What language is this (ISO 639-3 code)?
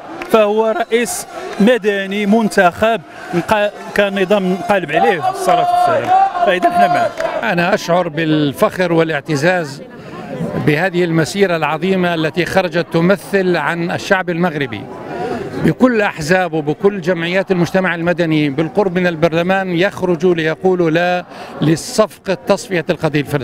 ara